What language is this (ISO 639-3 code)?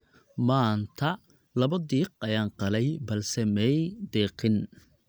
som